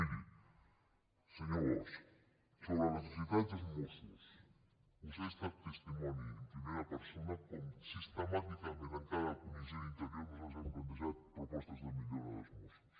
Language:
Catalan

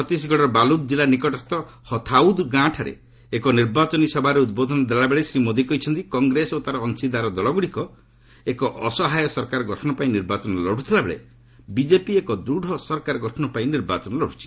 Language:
Odia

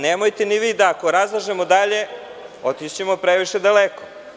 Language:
Serbian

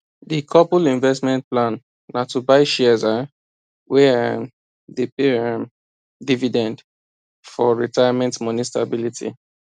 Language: Nigerian Pidgin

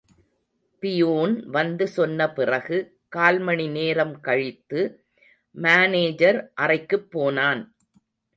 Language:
Tamil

